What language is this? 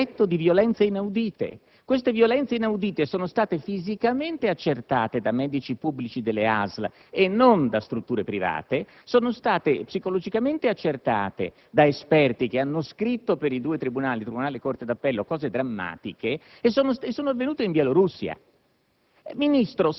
Italian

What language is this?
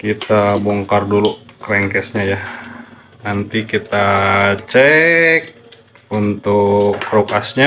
Indonesian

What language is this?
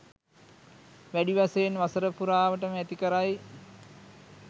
Sinhala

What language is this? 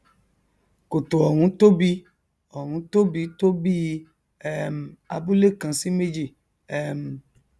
Yoruba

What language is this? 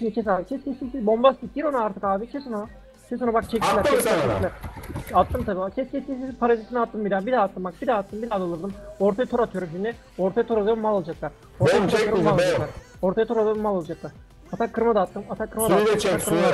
Turkish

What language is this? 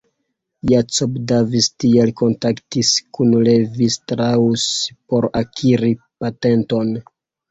Esperanto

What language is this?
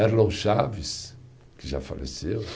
Portuguese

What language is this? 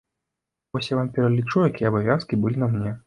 Belarusian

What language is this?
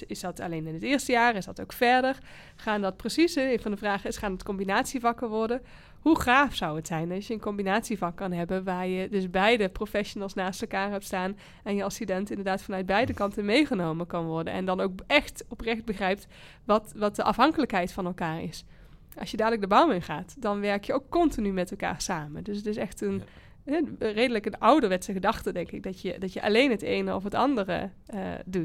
Dutch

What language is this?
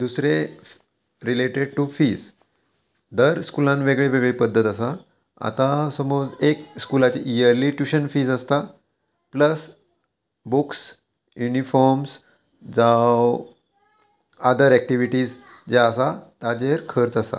Konkani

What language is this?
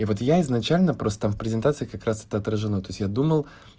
Russian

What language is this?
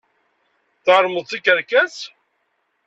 Kabyle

